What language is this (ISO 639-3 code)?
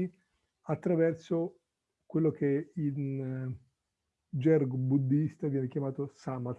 ita